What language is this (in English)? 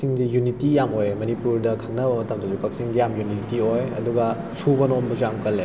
Manipuri